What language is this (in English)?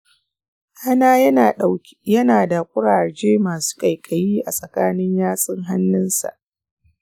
Hausa